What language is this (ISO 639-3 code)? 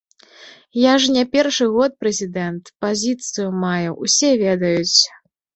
bel